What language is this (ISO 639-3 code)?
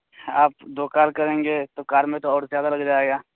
urd